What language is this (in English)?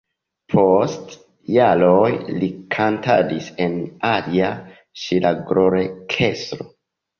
Esperanto